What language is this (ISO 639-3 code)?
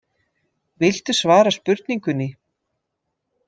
isl